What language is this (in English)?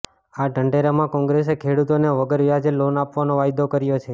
Gujarati